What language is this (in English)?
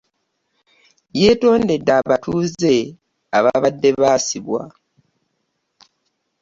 Ganda